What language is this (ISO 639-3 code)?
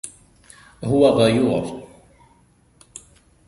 ara